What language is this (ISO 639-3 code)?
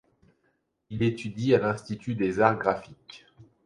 fra